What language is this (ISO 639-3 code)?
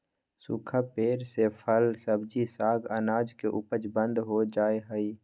mag